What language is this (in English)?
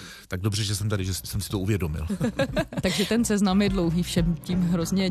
Czech